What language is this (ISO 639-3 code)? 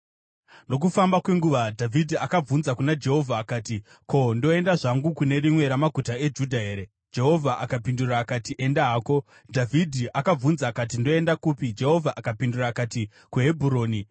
sna